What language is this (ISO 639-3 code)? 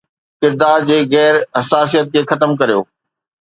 snd